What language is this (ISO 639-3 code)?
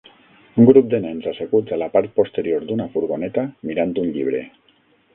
cat